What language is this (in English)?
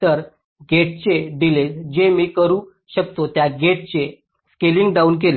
Marathi